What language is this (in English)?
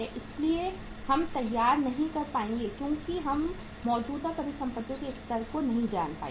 Hindi